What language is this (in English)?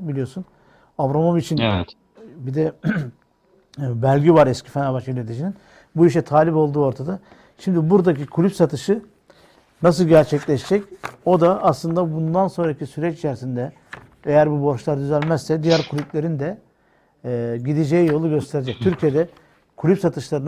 Turkish